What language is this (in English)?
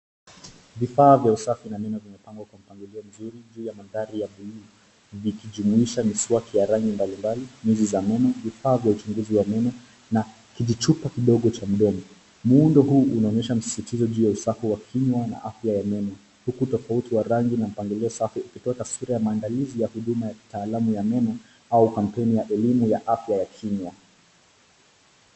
Swahili